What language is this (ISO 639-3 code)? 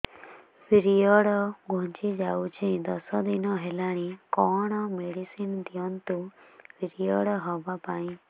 ori